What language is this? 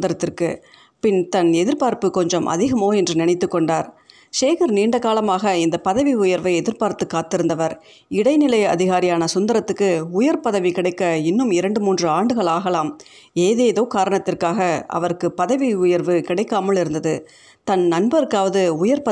Tamil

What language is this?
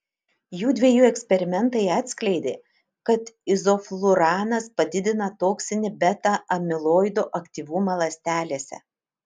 Lithuanian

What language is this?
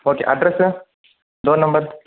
Telugu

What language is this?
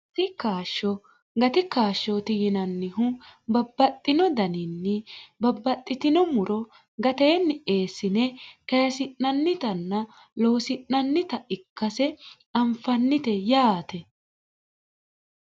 Sidamo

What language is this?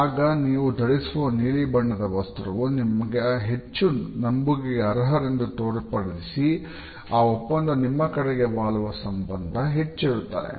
Kannada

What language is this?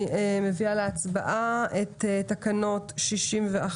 Hebrew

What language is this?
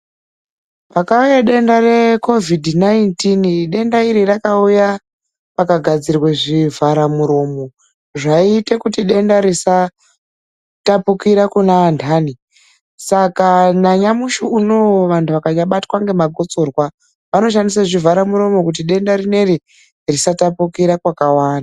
Ndau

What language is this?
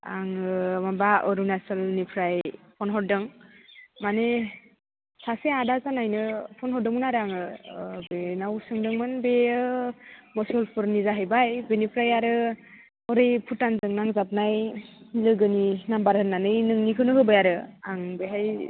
Bodo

